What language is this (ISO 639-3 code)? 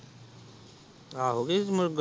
pan